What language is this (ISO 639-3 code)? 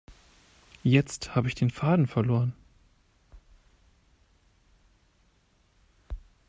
deu